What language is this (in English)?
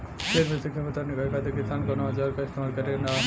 Bhojpuri